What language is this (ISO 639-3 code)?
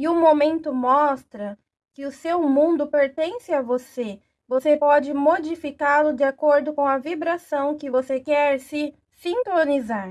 por